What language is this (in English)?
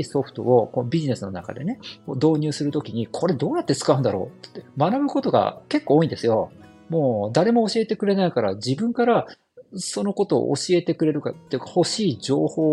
Japanese